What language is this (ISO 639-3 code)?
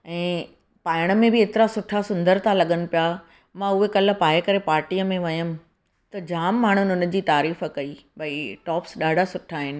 snd